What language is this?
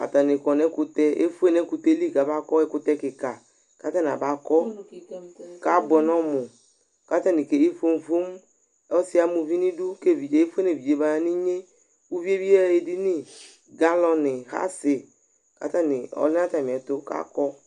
Ikposo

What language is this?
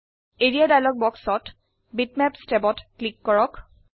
Assamese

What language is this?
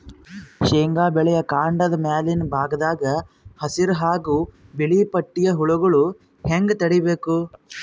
Kannada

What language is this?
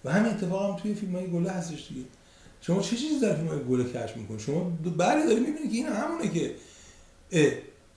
Persian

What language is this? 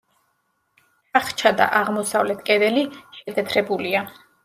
Georgian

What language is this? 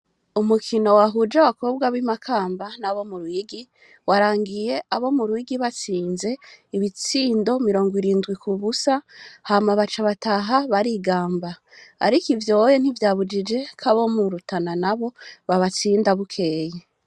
Rundi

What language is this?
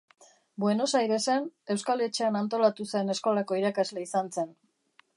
Basque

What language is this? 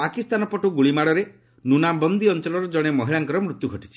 Odia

